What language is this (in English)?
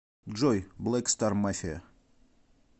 Russian